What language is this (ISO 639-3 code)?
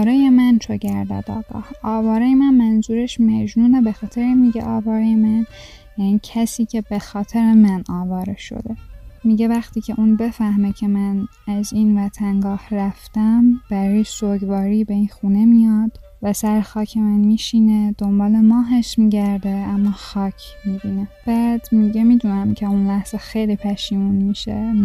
fas